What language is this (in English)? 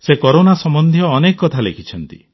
Odia